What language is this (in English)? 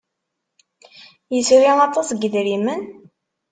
Kabyle